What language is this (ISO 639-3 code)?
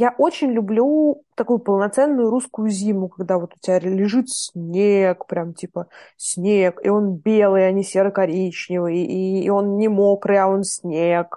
rus